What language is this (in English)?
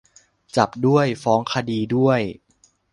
Thai